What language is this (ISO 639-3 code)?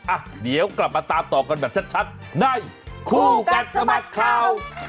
tha